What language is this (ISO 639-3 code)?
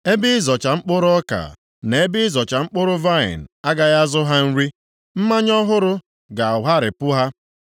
ibo